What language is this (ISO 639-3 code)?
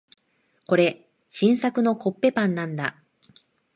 jpn